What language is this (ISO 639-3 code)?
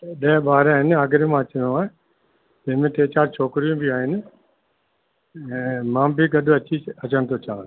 snd